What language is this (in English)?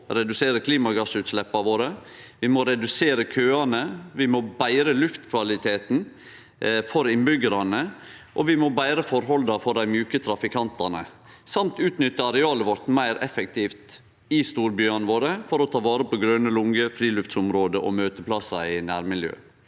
Norwegian